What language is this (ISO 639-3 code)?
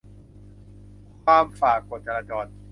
tha